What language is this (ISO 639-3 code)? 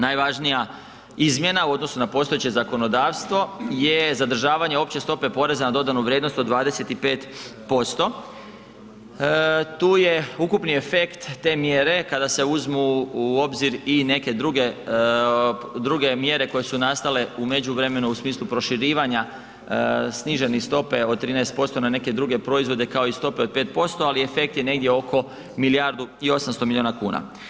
hrv